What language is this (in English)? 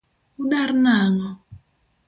Luo (Kenya and Tanzania)